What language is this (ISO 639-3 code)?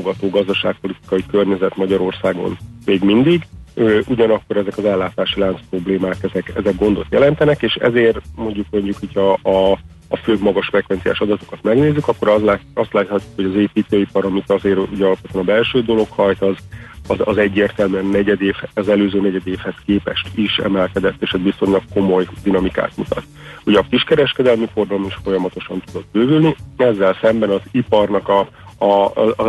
hun